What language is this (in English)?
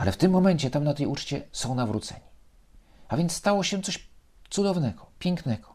Polish